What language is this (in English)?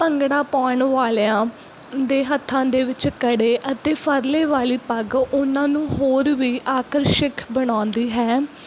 Punjabi